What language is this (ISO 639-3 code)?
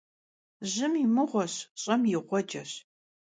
kbd